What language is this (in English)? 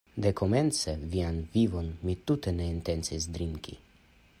Esperanto